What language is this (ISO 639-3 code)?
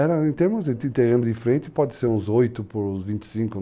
por